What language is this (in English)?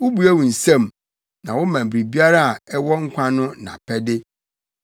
Akan